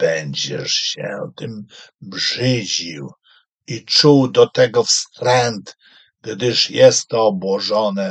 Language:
Polish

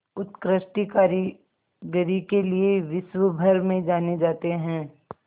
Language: Hindi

